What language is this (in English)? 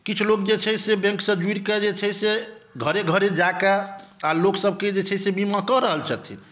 Maithili